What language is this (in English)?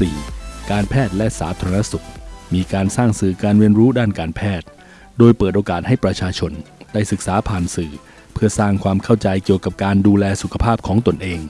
Thai